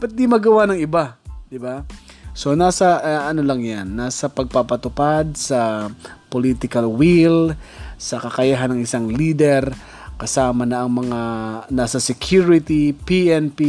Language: Filipino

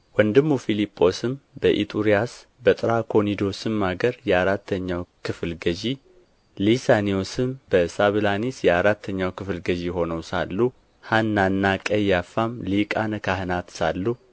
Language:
Amharic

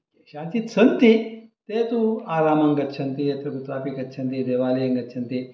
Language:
Sanskrit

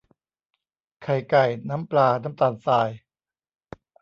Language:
Thai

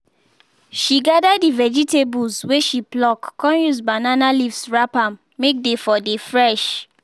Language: Nigerian Pidgin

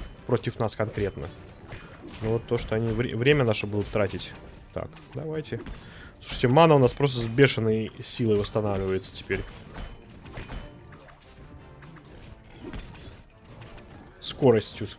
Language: Russian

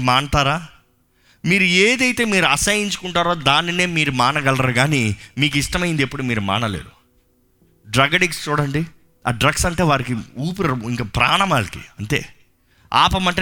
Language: Telugu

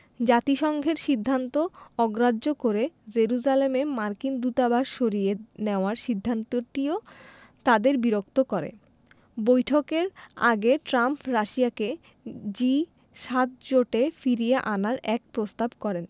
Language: Bangla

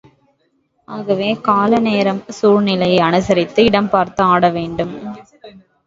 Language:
Tamil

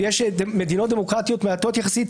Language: Hebrew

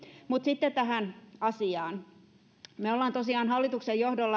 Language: Finnish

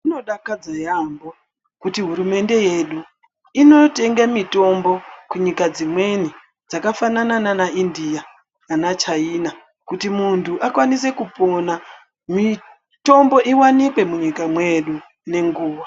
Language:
Ndau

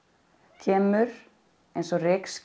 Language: Icelandic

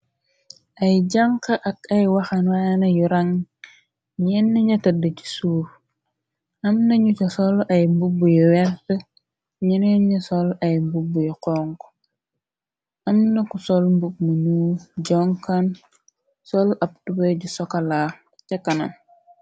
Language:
Wolof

